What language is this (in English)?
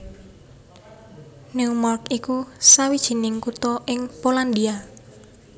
Javanese